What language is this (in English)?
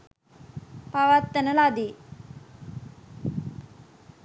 Sinhala